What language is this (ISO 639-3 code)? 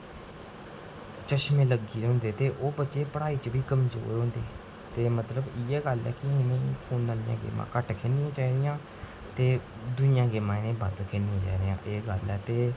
doi